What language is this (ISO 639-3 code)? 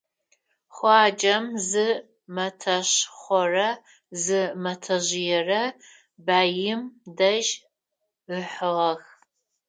ady